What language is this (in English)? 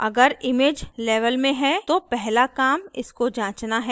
Hindi